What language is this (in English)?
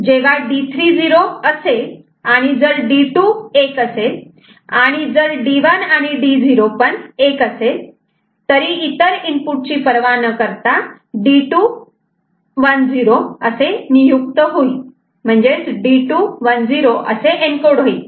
Marathi